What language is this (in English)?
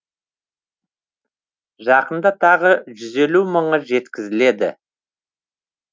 Kazakh